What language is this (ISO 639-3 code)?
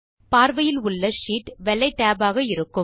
tam